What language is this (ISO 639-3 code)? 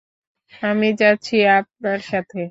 ben